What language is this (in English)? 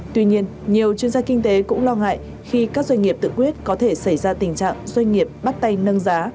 Vietnamese